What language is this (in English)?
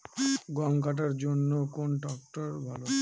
Bangla